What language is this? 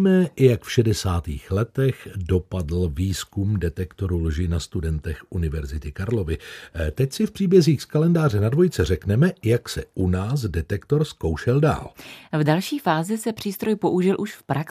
Czech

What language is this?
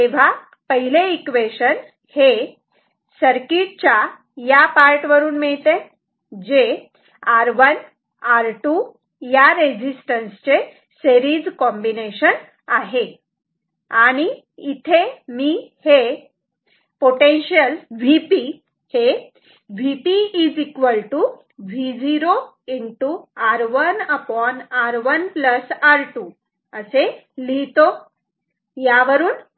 Marathi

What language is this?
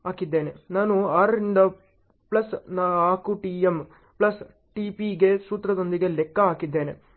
Kannada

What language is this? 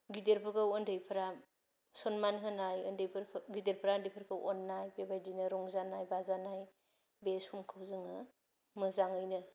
Bodo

